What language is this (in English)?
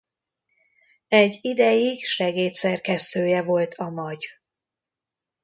Hungarian